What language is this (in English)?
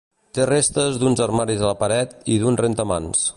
Catalan